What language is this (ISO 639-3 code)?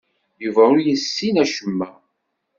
kab